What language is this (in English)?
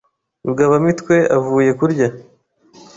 Kinyarwanda